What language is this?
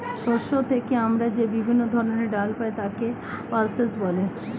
Bangla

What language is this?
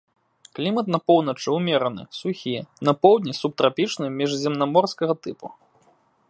Belarusian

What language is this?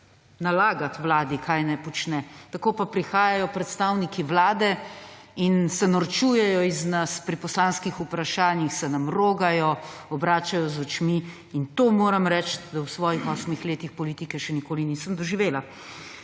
Slovenian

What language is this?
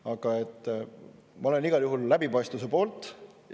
Estonian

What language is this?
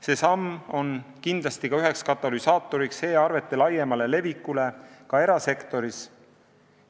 Estonian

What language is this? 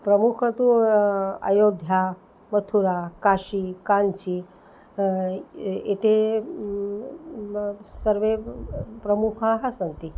Sanskrit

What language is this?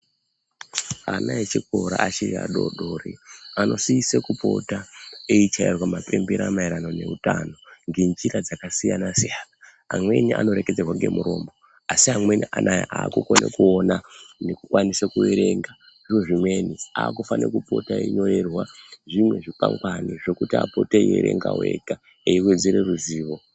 Ndau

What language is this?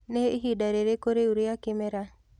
Kikuyu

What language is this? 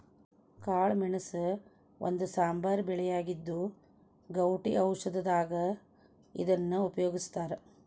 Kannada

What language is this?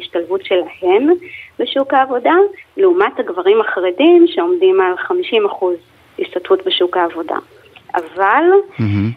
Hebrew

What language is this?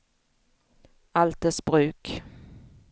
Swedish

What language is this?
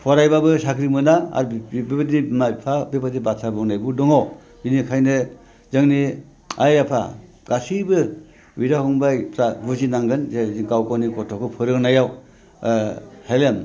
Bodo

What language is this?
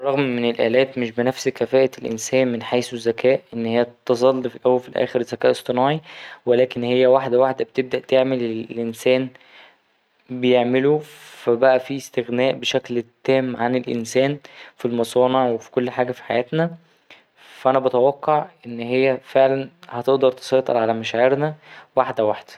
Egyptian Arabic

